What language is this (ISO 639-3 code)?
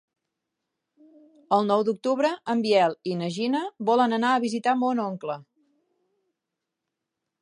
cat